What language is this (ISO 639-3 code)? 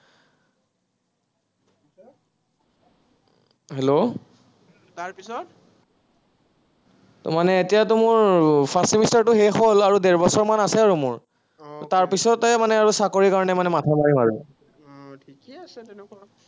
asm